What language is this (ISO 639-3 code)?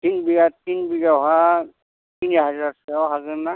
brx